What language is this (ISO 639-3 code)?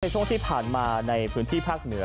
tha